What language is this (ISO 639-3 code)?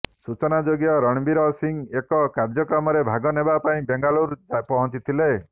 ori